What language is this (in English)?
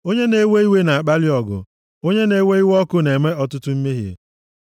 Igbo